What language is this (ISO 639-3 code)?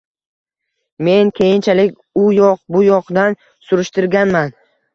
uzb